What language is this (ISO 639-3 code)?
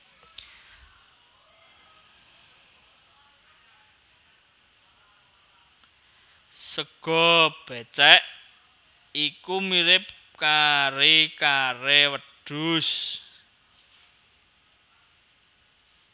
jav